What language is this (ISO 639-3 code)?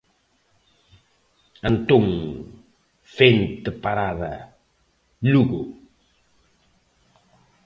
glg